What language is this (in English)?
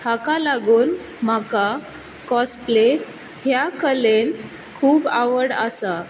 Konkani